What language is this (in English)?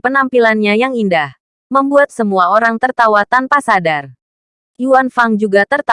Indonesian